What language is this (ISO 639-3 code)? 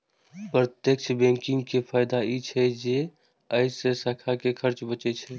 mai